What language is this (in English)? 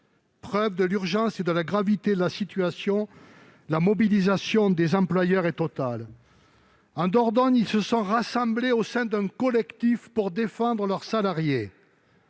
French